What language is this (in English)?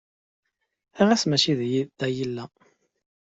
Kabyle